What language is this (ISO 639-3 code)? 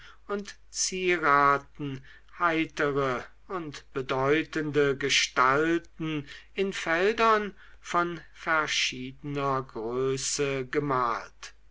deu